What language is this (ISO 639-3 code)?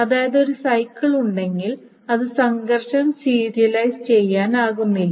mal